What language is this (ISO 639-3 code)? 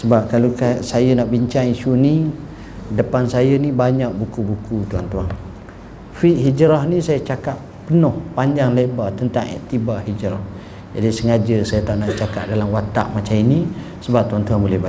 msa